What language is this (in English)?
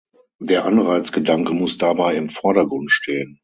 German